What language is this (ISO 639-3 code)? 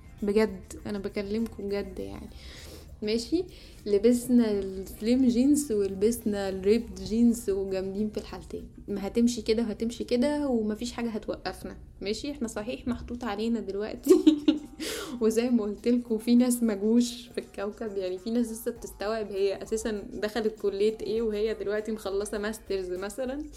ara